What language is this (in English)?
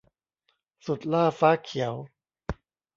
Thai